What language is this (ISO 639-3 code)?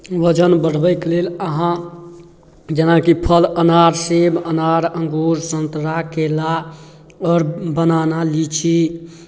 mai